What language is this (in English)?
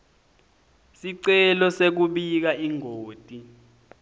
Swati